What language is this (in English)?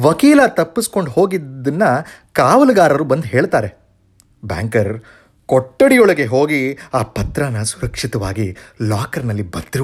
Kannada